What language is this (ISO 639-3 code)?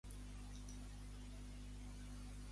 cat